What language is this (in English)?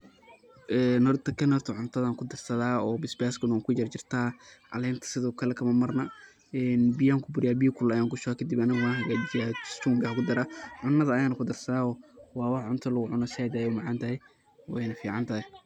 Somali